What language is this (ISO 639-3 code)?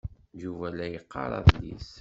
kab